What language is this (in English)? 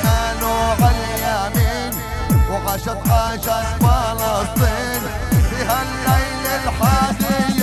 Arabic